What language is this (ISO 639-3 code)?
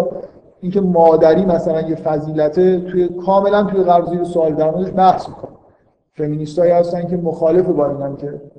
fas